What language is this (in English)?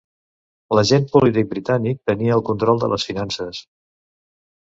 Catalan